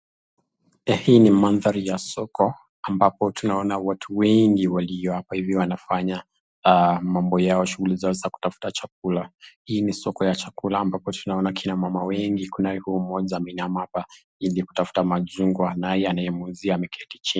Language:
Swahili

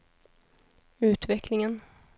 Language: Swedish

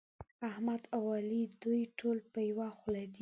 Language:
Pashto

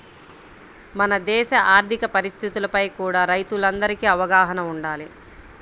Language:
Telugu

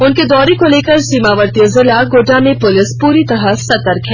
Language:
Hindi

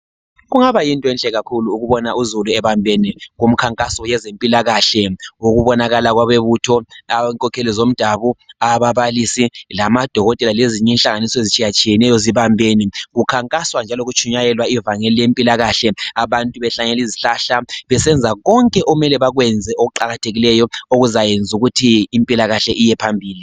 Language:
North Ndebele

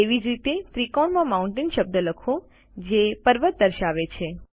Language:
Gujarati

